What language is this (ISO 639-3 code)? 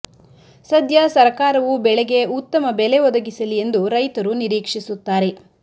kan